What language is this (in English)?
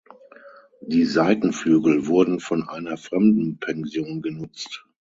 German